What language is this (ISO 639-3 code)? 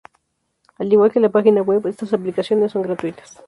spa